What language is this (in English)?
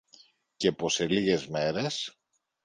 Greek